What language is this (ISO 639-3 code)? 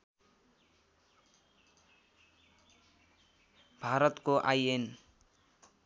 nep